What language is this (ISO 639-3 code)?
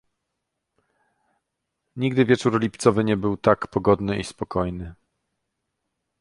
pol